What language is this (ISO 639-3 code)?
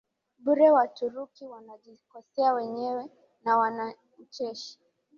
swa